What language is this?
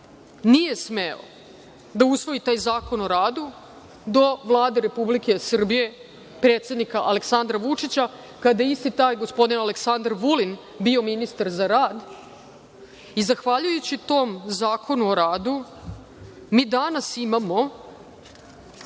Serbian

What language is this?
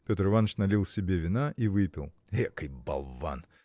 Russian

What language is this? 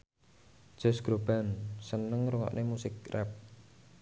Javanese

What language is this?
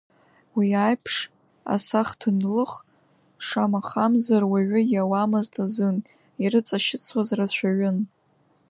Abkhazian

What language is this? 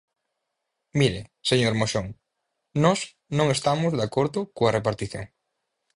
Galician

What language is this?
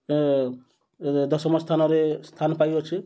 Odia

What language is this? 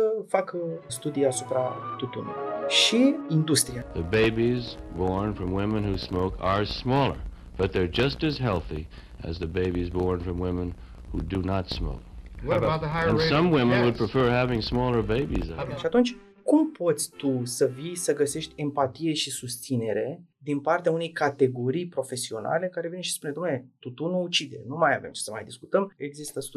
Romanian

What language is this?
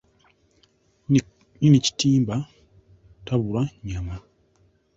Ganda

